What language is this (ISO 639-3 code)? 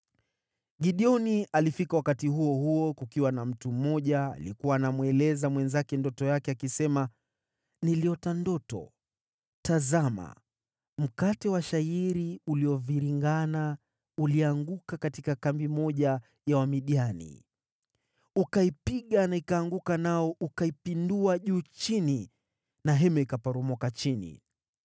swa